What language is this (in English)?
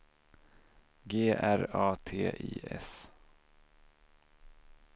Swedish